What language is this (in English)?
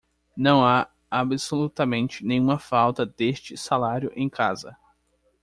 Portuguese